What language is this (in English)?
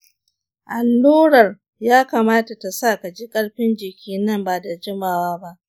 Hausa